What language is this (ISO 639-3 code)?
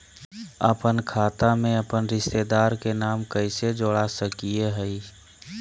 mag